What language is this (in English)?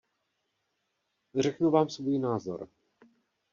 Czech